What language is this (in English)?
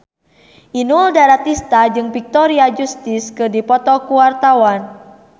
Sundanese